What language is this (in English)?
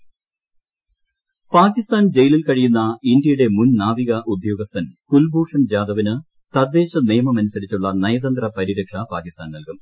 Malayalam